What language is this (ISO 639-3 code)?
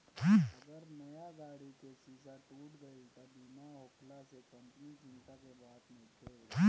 bho